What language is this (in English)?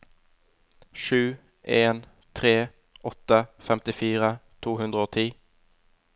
Norwegian